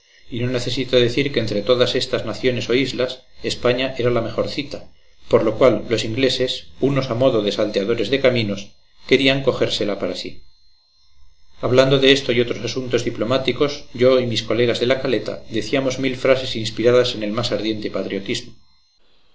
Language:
Spanish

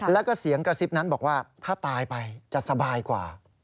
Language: Thai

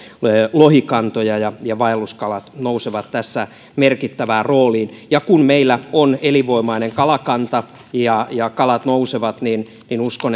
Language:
Finnish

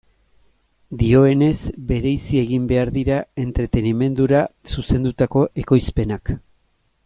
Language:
Basque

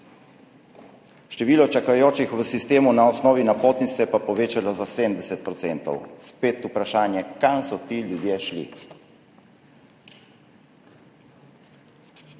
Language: Slovenian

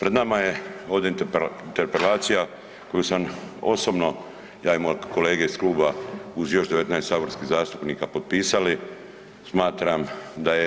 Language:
Croatian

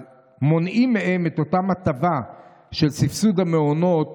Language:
Hebrew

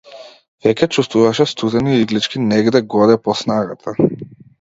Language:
Macedonian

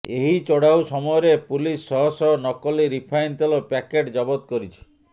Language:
Odia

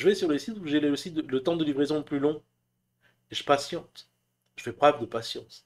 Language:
French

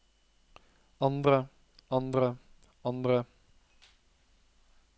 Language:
Norwegian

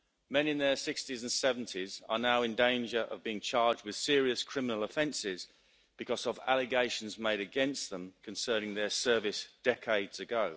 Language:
English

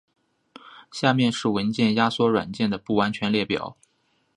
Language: Chinese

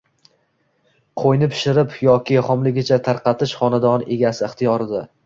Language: Uzbek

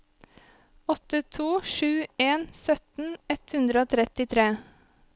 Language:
Norwegian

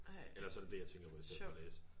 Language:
Danish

